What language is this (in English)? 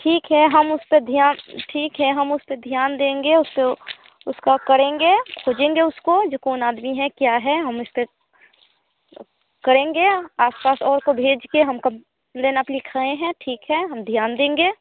Hindi